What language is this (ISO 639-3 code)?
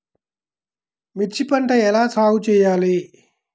tel